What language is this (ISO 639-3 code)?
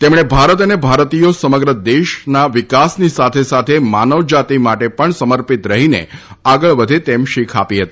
guj